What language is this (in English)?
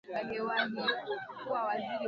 Swahili